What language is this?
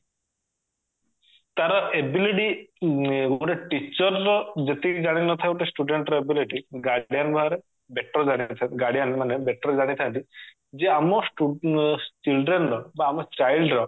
Odia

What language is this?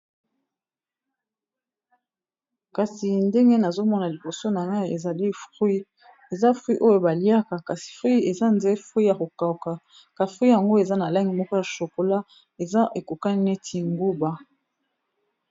Lingala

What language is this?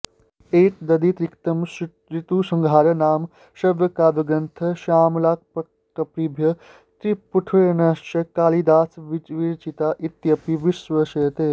Sanskrit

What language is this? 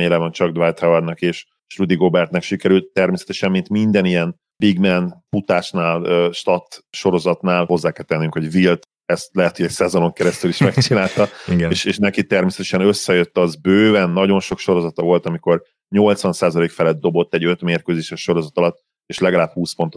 Hungarian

